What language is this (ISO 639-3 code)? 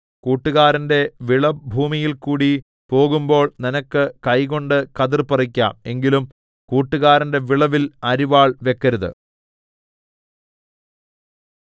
mal